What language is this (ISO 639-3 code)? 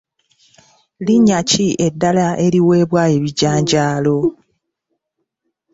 lug